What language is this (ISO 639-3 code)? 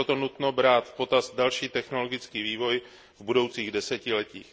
ces